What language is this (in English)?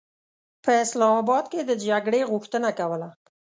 Pashto